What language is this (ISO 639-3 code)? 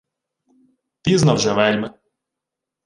ukr